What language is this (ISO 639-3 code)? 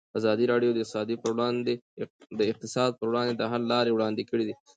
pus